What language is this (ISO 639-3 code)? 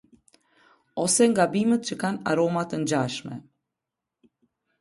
sqi